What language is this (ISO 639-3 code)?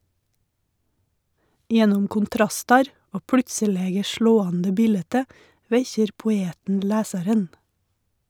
nor